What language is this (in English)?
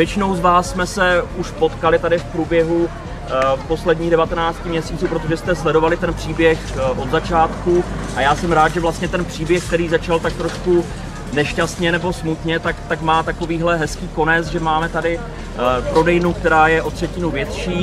Czech